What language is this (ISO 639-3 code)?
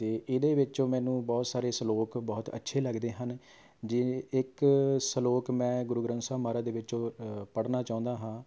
pan